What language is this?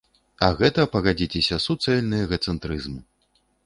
Belarusian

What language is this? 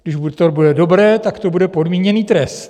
Czech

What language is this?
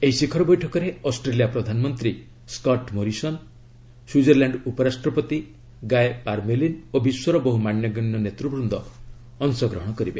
Odia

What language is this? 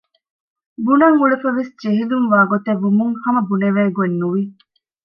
Divehi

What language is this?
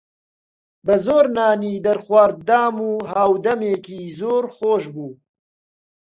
Central Kurdish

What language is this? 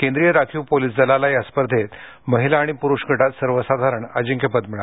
Marathi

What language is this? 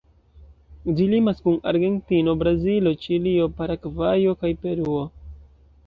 Esperanto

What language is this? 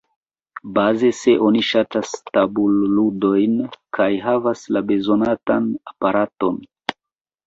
Esperanto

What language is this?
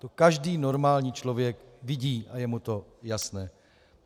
Czech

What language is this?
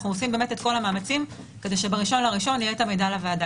Hebrew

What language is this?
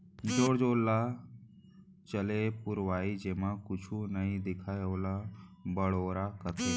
Chhattisgarhi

